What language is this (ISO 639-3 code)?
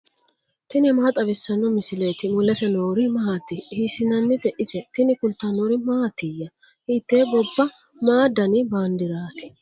sid